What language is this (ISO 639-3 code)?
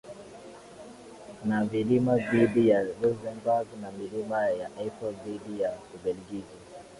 swa